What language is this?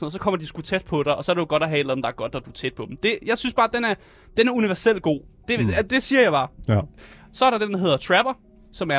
Danish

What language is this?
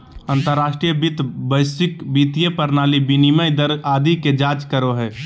Magahi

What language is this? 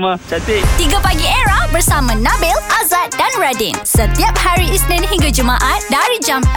Malay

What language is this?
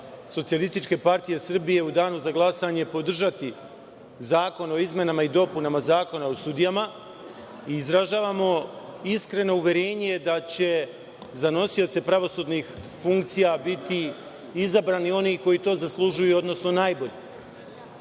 Serbian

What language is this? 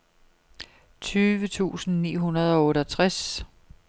Danish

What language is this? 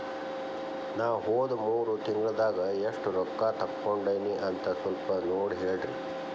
Kannada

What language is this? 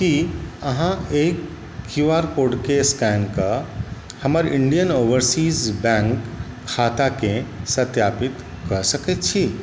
Maithili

